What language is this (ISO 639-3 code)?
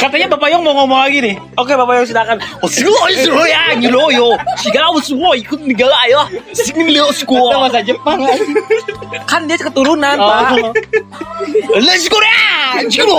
ind